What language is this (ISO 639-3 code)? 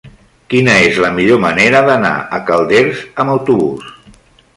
cat